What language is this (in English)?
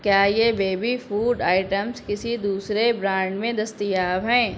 Urdu